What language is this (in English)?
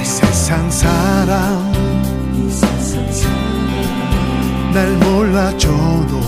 Korean